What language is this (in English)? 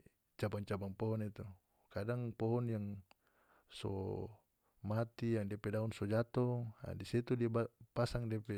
North Moluccan Malay